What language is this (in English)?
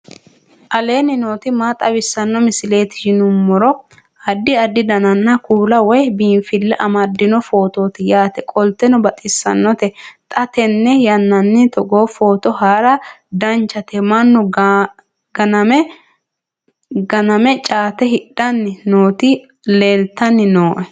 Sidamo